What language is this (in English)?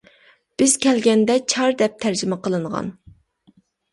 Uyghur